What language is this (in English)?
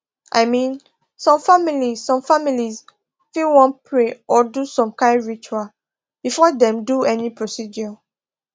Nigerian Pidgin